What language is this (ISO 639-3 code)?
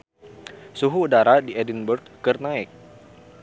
sun